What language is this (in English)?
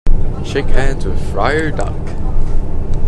English